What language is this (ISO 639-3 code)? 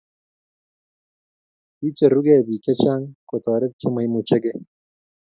kln